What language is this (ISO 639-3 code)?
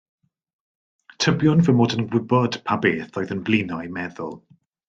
cym